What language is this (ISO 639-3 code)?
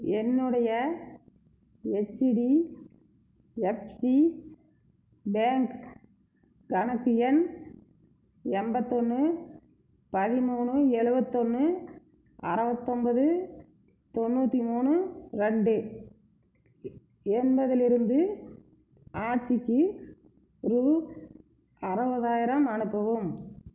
tam